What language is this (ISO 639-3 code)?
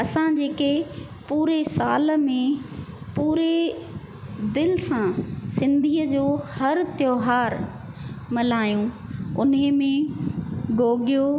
snd